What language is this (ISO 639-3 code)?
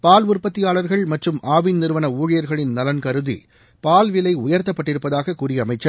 tam